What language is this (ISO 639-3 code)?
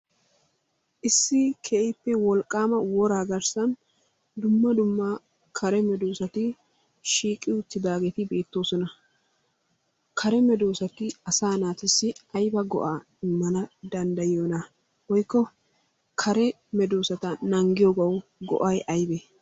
wal